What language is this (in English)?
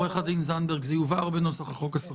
Hebrew